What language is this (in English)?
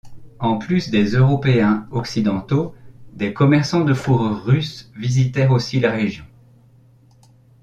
French